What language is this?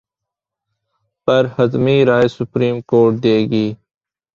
Urdu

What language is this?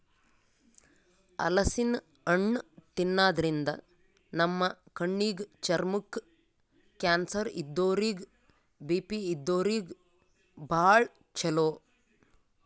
Kannada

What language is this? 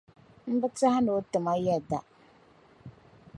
Dagbani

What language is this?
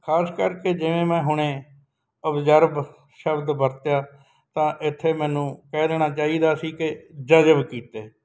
Punjabi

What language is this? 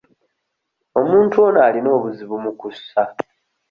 Ganda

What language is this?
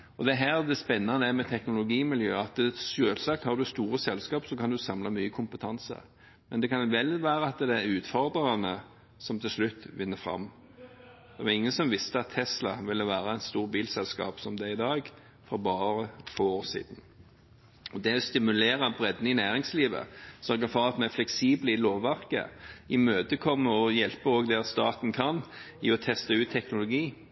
Norwegian Bokmål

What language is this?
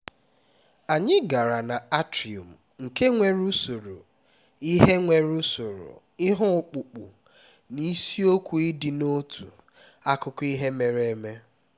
Igbo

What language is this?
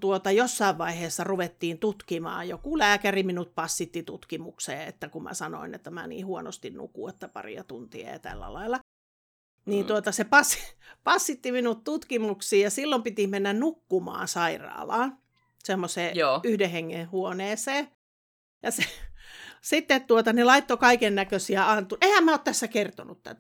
Finnish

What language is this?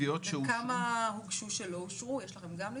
Hebrew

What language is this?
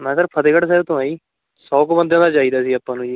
Punjabi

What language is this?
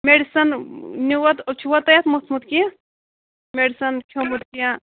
Kashmiri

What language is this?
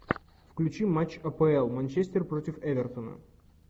Russian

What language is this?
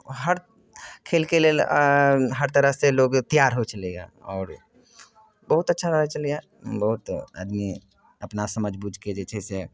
Maithili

